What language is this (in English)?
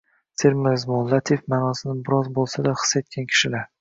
Uzbek